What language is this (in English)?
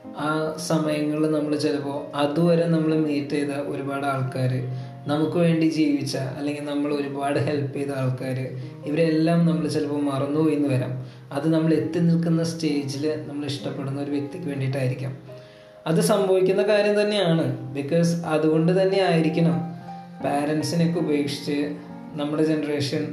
Malayalam